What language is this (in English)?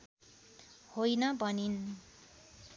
Nepali